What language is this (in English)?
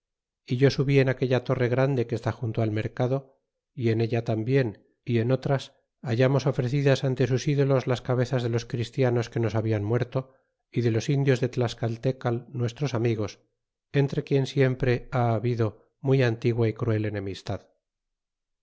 Spanish